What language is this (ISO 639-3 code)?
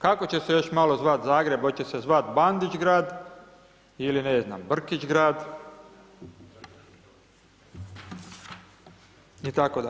hrv